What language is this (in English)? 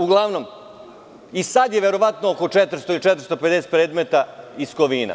Serbian